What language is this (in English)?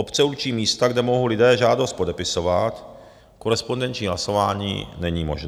Czech